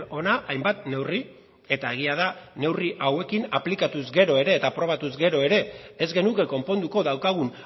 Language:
Basque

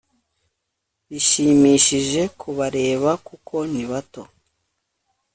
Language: Kinyarwanda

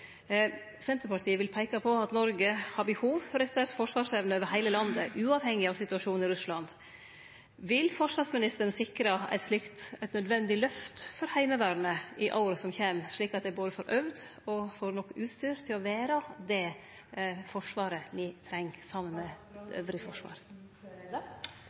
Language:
Norwegian Nynorsk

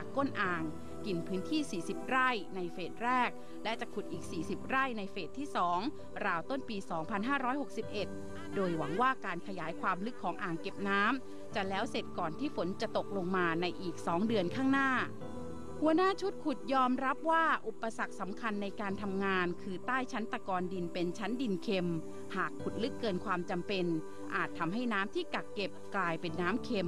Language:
Thai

